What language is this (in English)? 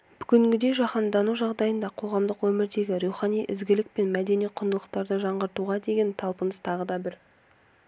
Kazakh